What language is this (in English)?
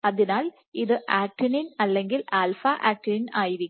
Malayalam